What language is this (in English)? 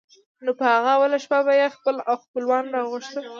Pashto